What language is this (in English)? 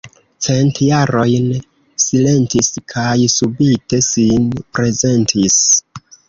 Esperanto